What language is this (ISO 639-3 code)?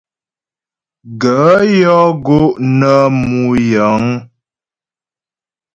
bbj